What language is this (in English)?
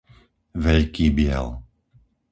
Slovak